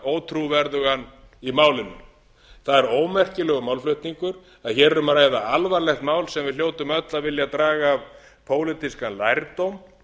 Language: Icelandic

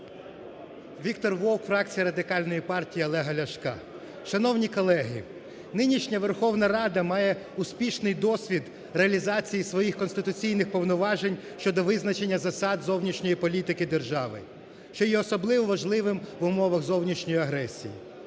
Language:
Ukrainian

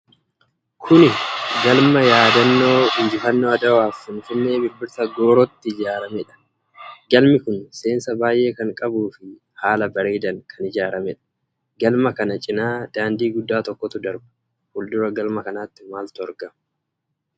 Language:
Oromo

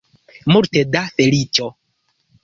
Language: Esperanto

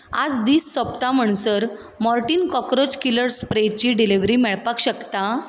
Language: Konkani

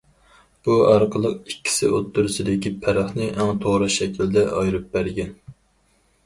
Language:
Uyghur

